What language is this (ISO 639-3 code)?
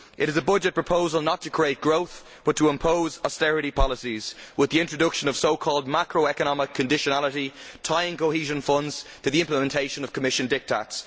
eng